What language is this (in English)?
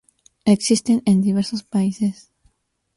Spanish